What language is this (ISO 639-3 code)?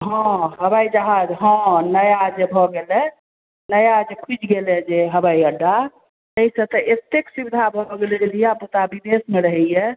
mai